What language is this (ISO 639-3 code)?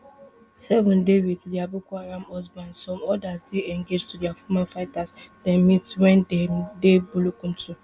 pcm